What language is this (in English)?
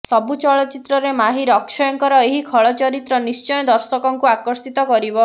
Odia